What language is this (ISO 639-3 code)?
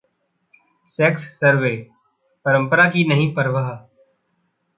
hin